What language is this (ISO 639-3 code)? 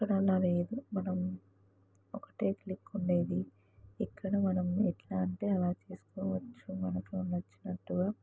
tel